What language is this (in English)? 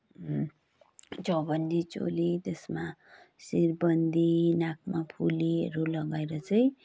Nepali